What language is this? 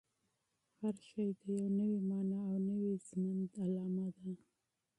Pashto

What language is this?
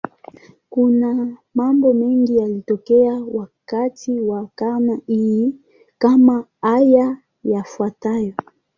Swahili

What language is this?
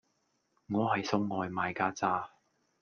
Cantonese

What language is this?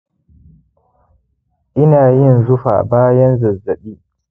Hausa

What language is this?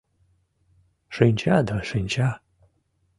Mari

